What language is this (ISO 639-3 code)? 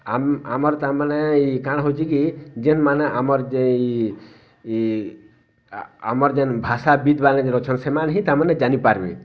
ori